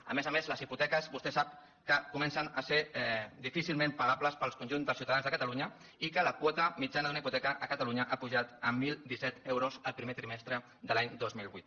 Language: Catalan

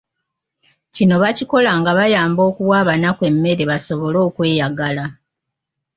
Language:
Ganda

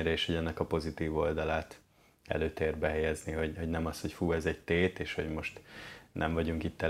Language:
Hungarian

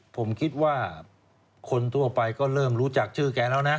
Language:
Thai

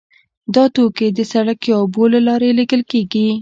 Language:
Pashto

